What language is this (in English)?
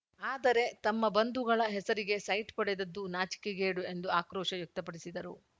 Kannada